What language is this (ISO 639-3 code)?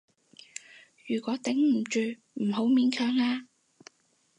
yue